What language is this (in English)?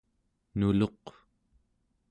Central Yupik